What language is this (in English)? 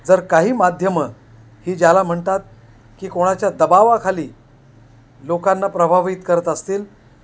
Marathi